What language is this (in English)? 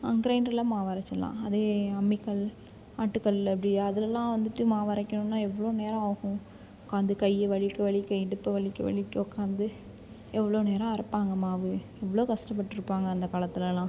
Tamil